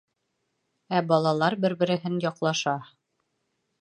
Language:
Bashkir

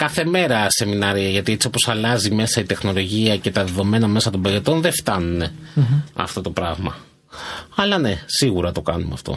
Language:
Greek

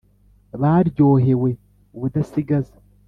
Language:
Kinyarwanda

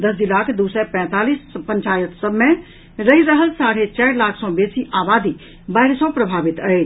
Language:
Maithili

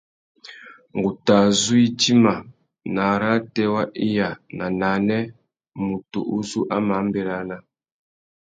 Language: Tuki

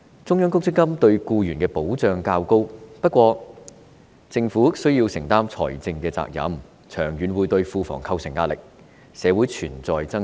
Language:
Cantonese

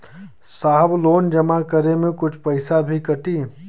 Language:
Bhojpuri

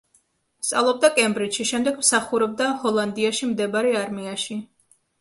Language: Georgian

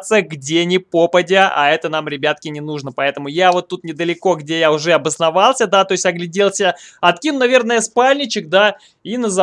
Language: Russian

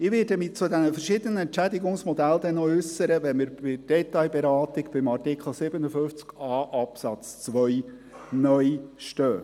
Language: Swiss German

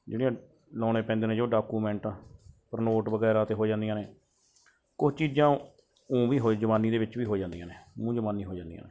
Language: Punjabi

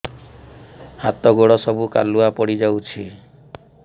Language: Odia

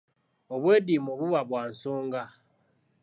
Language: Ganda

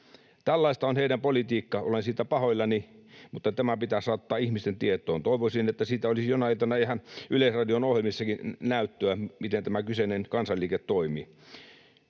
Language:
Finnish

